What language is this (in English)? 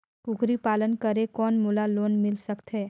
Chhattisgarhi